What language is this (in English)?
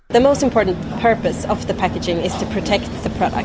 Indonesian